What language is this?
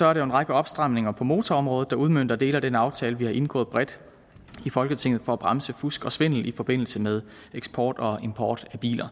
Danish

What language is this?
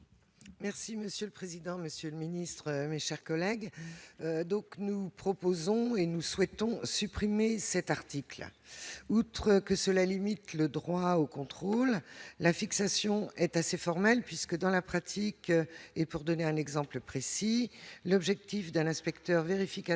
French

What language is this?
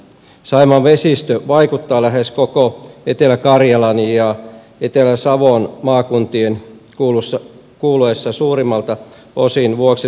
Finnish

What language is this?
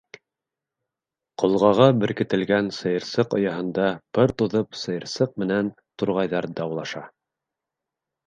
Bashkir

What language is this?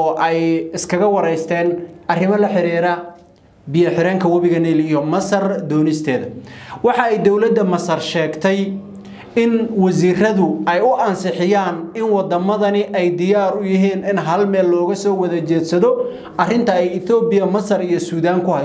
Arabic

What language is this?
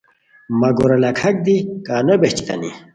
Khowar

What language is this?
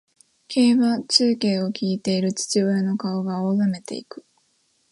Japanese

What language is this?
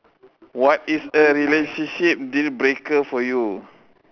English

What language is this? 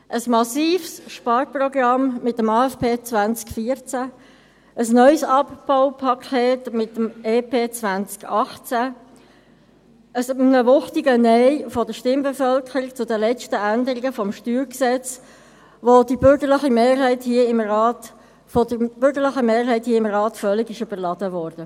Swiss German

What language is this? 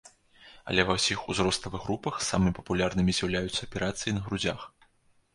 Belarusian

